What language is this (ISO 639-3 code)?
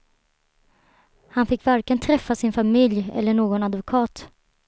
swe